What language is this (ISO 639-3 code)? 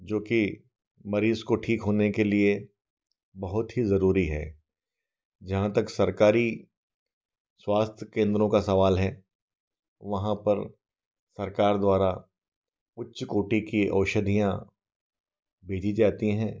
hin